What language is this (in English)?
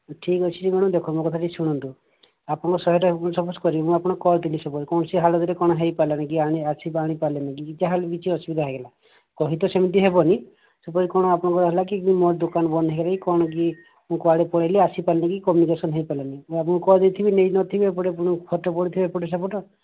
Odia